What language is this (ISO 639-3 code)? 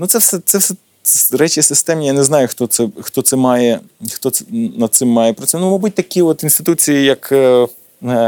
ukr